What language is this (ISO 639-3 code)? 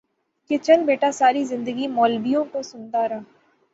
urd